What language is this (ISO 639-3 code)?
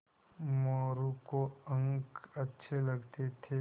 hin